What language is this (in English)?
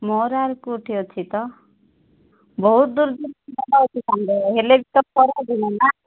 Odia